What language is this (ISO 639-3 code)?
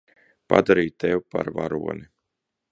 lav